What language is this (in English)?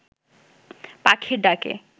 Bangla